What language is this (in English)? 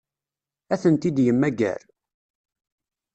Kabyle